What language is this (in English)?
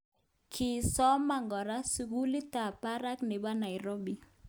Kalenjin